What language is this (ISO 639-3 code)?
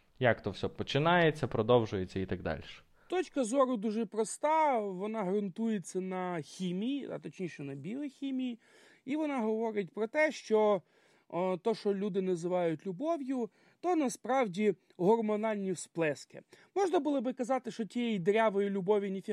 ukr